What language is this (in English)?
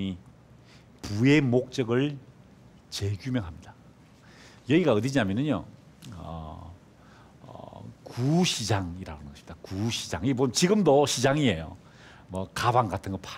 Korean